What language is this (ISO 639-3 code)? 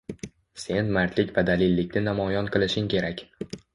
uzb